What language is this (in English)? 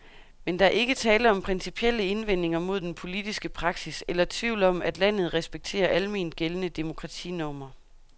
Danish